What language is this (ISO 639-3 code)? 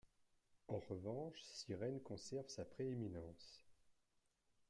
fra